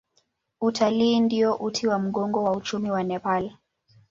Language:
Swahili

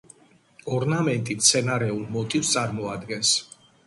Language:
Georgian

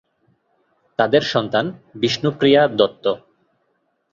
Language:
Bangla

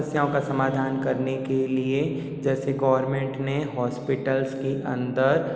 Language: Hindi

